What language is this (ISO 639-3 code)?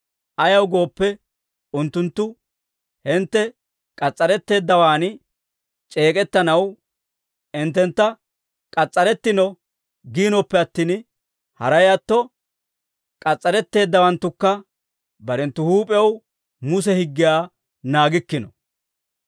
dwr